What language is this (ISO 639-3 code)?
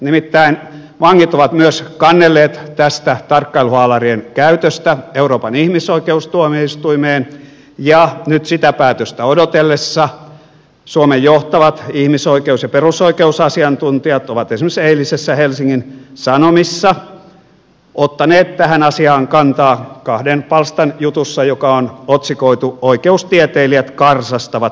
fin